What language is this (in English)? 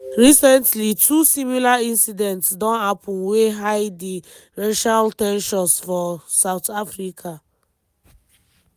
Nigerian Pidgin